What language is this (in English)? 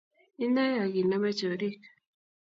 Kalenjin